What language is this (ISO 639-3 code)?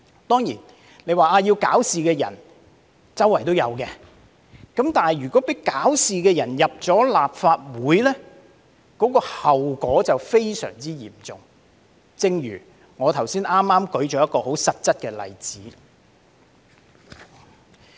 yue